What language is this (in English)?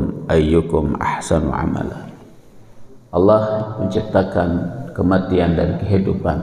Indonesian